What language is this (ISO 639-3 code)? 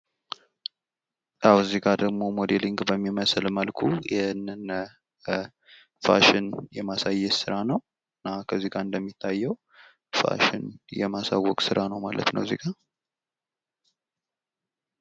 amh